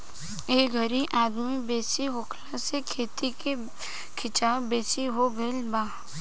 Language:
Bhojpuri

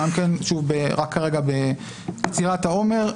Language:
Hebrew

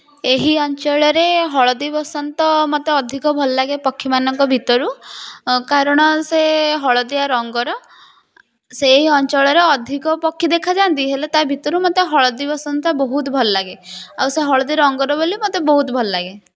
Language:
Odia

